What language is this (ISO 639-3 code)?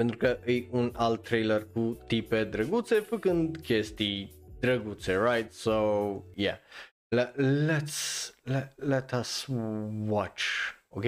ron